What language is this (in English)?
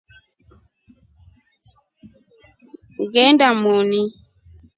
Rombo